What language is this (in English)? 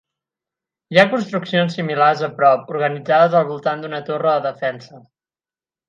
Catalan